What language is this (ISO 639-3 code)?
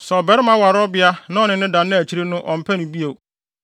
aka